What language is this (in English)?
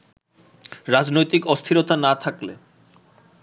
Bangla